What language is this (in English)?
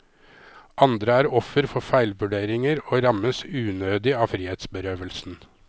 Norwegian